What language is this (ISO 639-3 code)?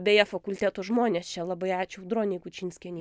lit